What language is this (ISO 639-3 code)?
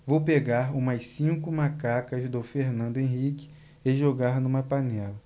por